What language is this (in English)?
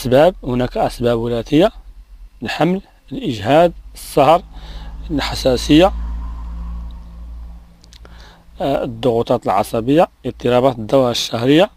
Arabic